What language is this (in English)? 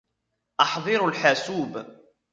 Arabic